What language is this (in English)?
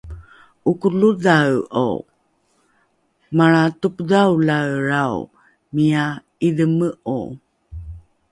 Rukai